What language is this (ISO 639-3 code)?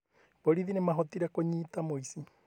kik